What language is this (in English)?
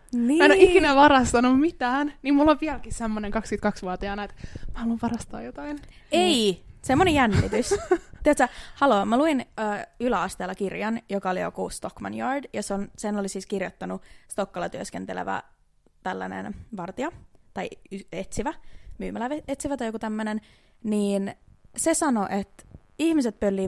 Finnish